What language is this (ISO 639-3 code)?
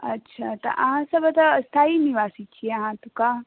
mai